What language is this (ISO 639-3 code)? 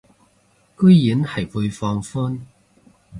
yue